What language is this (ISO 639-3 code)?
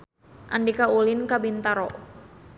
sun